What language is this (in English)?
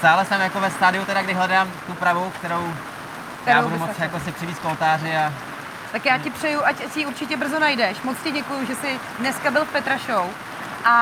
Czech